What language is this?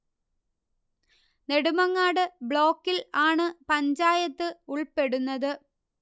Malayalam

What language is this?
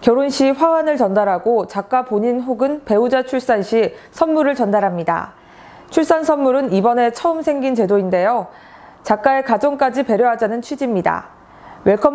Korean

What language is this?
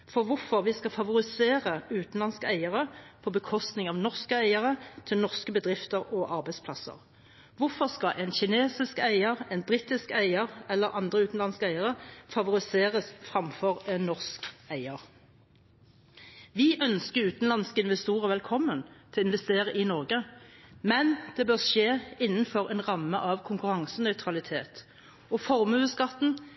Norwegian Bokmål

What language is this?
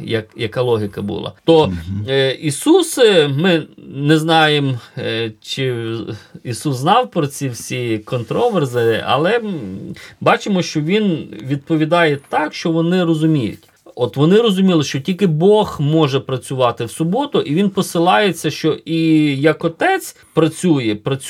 Ukrainian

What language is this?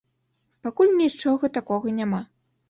Belarusian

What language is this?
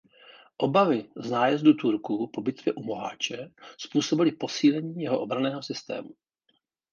Czech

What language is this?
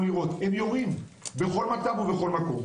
Hebrew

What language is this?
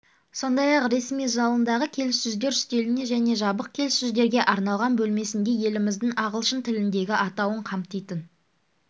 Kazakh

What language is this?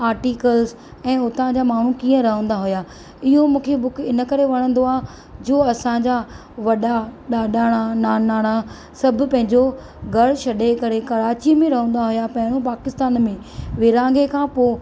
Sindhi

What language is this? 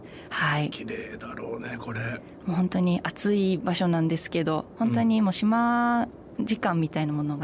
Japanese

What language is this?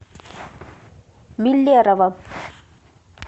Russian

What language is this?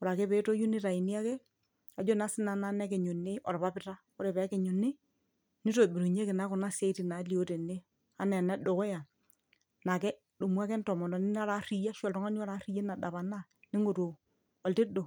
Masai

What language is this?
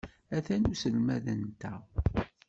Kabyle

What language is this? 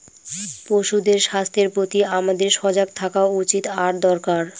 Bangla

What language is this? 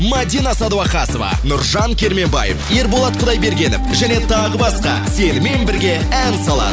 Kazakh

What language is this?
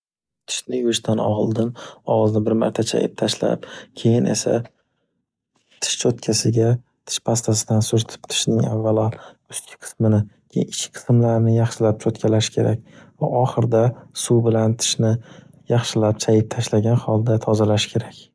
Uzbek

